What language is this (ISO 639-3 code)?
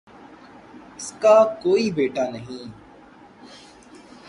urd